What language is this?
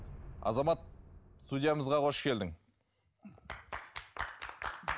Kazakh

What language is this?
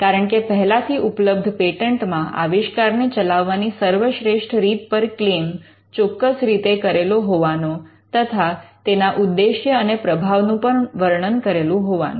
Gujarati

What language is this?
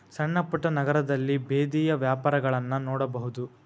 Kannada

